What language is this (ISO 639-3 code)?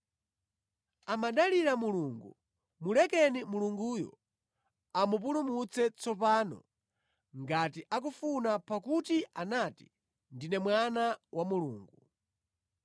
nya